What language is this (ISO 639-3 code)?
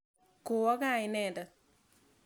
kln